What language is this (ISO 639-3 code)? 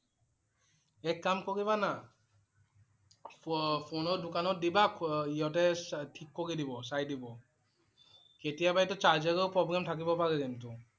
asm